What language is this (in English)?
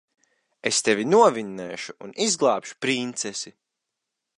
Latvian